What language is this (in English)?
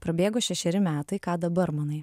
Lithuanian